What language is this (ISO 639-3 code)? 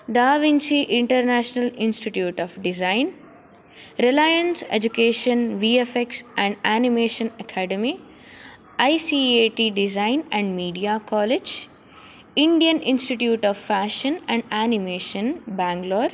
san